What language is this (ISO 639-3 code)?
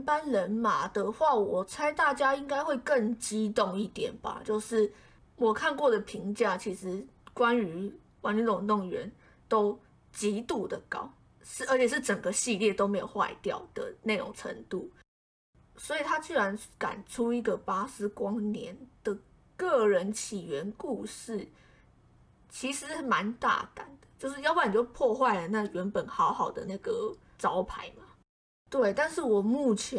zho